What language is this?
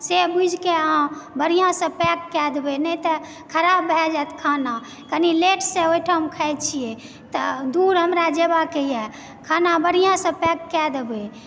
Maithili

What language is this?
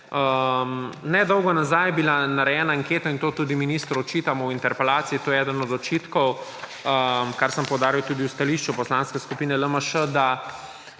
Slovenian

